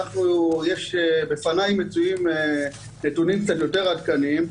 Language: Hebrew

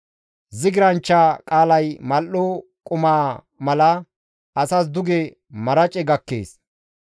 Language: Gamo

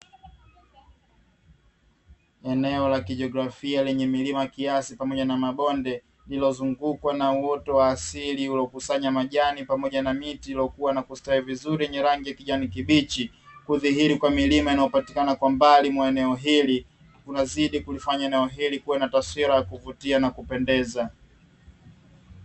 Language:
Swahili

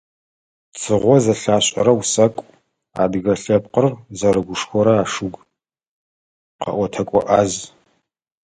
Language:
Adyghe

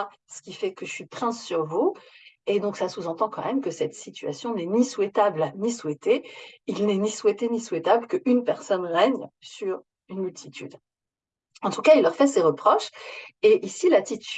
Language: French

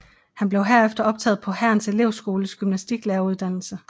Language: Danish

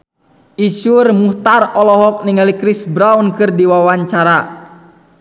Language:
Sundanese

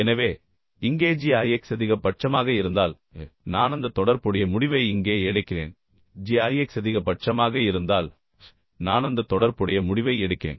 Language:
Tamil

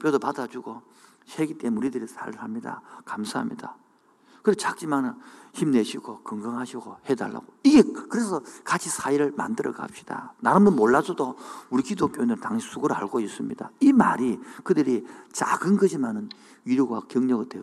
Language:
Korean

